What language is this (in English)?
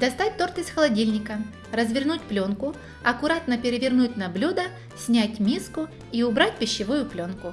Russian